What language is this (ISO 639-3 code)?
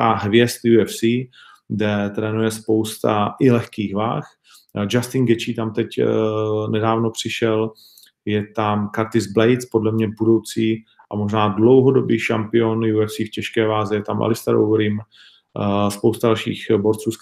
ces